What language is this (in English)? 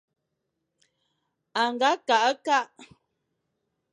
Fang